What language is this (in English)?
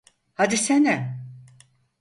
Turkish